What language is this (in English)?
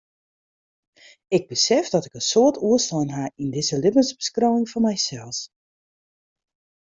Western Frisian